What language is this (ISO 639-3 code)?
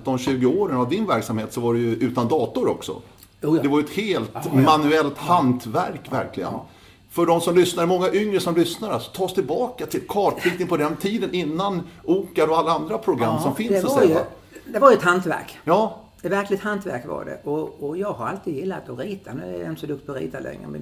swe